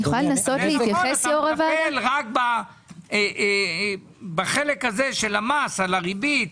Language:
Hebrew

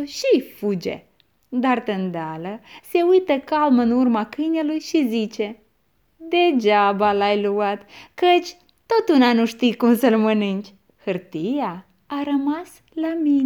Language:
Romanian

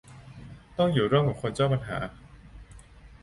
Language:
Thai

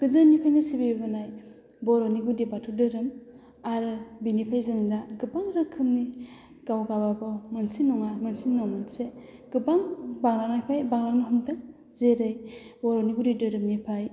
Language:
Bodo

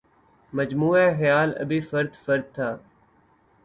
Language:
Urdu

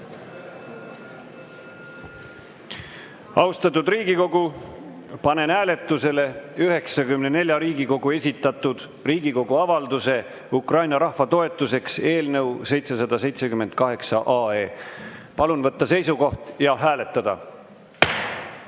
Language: Estonian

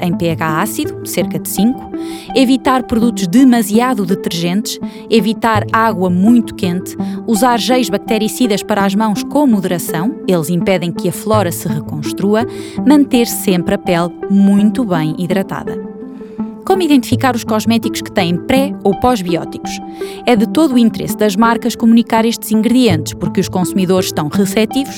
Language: Portuguese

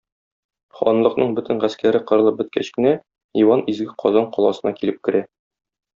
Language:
Tatar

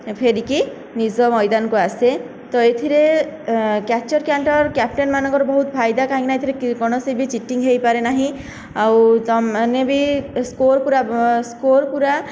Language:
Odia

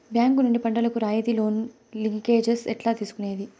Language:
Telugu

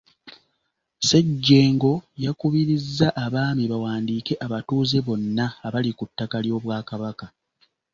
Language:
Ganda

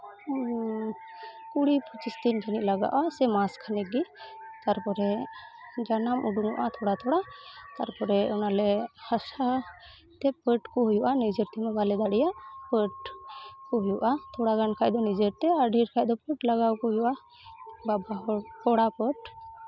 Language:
Santali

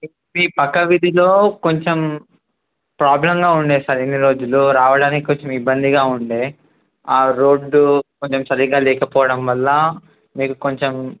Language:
Telugu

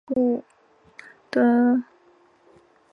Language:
Chinese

